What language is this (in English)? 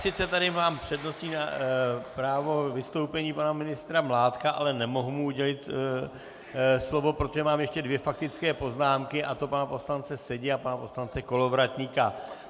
Czech